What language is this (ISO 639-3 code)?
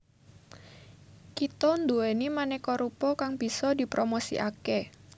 jav